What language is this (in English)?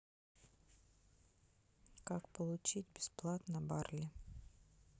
Russian